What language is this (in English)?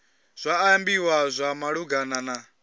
Venda